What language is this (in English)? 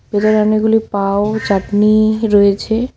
Bangla